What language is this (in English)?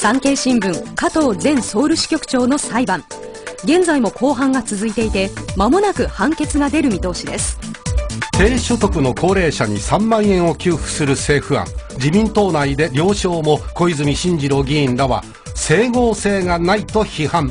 Japanese